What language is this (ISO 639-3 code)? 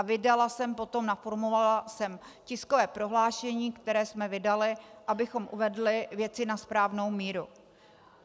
ces